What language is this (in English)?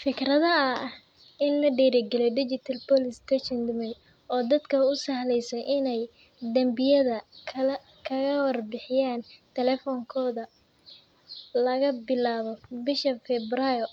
Somali